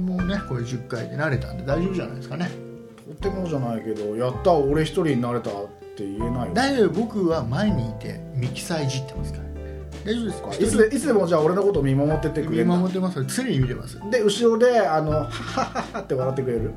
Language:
Japanese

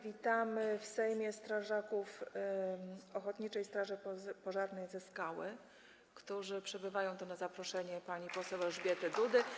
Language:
Polish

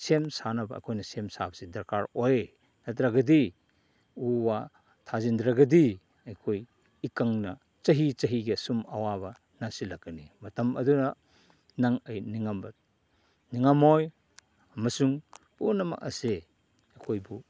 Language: Manipuri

